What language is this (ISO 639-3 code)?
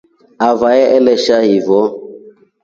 rof